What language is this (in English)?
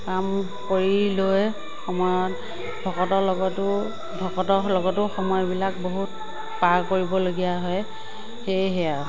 Assamese